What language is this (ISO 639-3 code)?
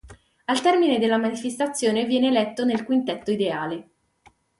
ita